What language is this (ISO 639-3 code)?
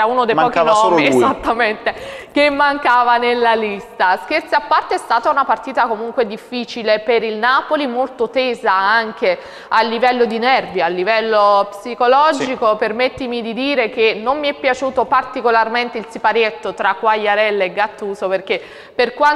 ita